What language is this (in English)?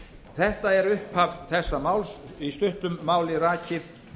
Icelandic